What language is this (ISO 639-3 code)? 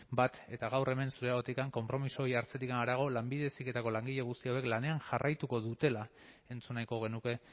eus